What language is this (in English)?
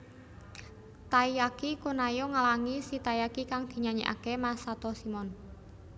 Javanese